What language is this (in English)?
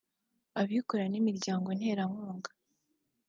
Kinyarwanda